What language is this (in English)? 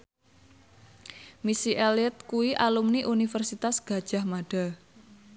Javanese